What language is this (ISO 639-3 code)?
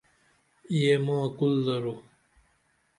dml